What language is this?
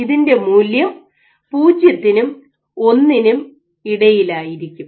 Malayalam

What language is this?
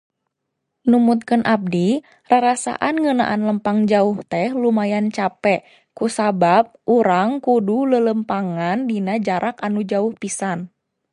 Sundanese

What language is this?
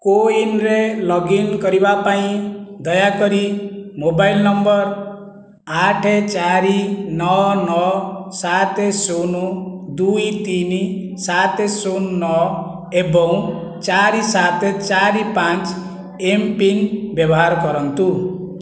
Odia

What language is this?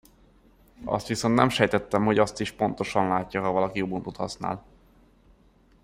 Hungarian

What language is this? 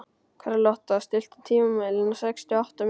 Icelandic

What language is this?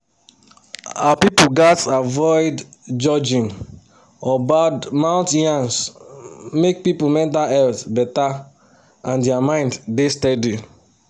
Nigerian Pidgin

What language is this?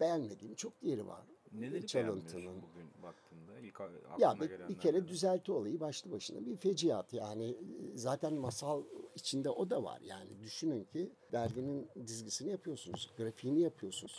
Turkish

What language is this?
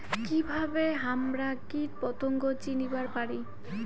Bangla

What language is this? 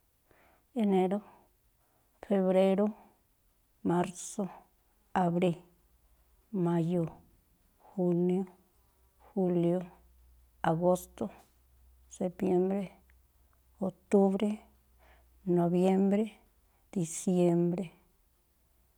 Tlacoapa Me'phaa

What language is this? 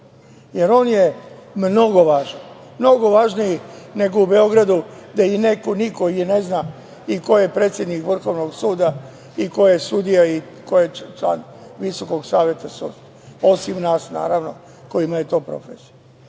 Serbian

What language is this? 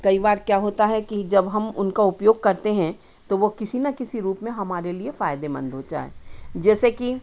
Hindi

